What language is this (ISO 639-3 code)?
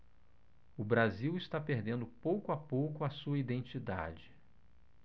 por